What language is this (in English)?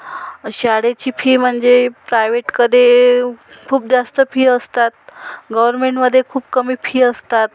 Marathi